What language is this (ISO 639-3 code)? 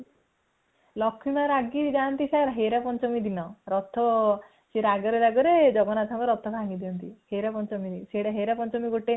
ori